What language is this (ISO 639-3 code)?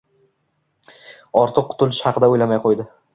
uzb